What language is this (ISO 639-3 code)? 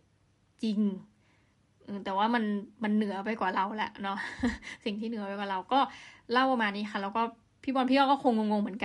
tha